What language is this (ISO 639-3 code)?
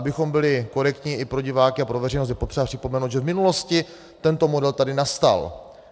ces